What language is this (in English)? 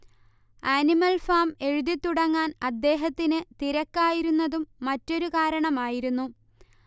Malayalam